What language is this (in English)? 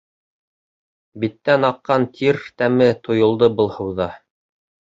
Bashkir